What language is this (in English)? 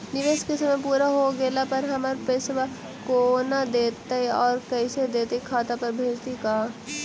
Magahi